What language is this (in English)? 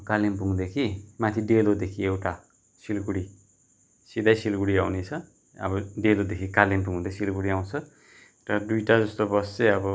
Nepali